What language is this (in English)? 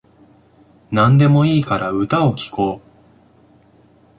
Japanese